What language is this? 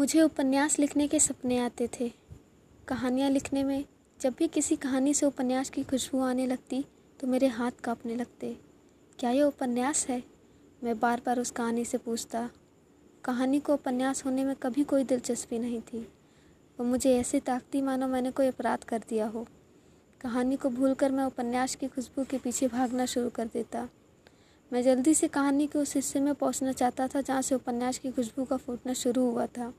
Hindi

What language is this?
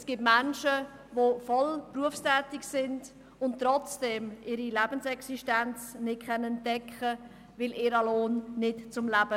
Swiss German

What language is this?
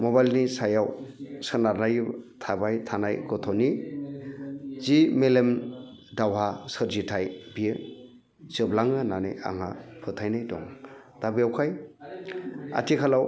Bodo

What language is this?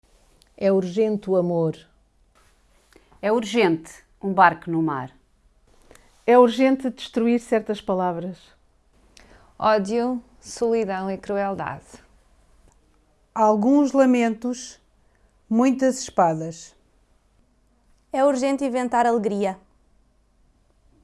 Portuguese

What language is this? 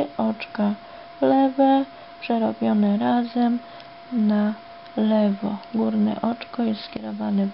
Polish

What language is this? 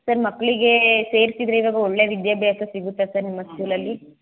Kannada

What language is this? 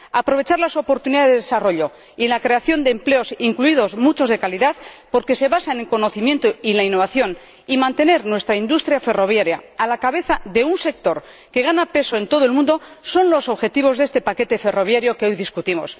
Spanish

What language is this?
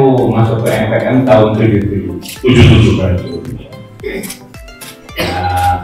Indonesian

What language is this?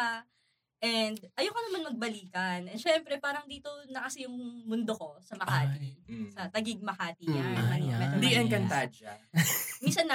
Filipino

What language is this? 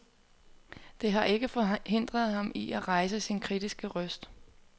Danish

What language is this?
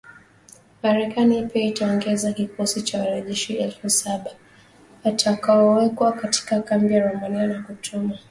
Swahili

